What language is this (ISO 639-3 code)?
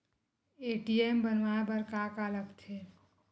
hne